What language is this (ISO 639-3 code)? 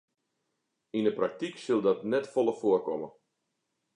fry